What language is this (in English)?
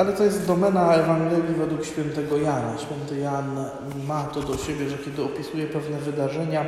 Polish